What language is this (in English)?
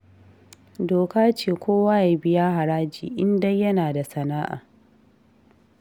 Hausa